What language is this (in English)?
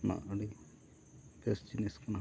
Santali